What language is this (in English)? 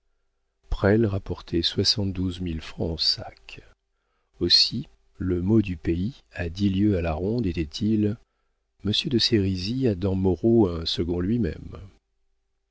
French